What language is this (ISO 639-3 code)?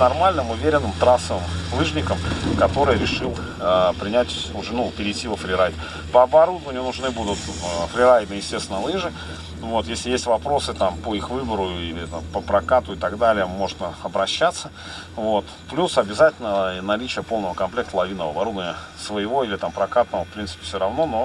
rus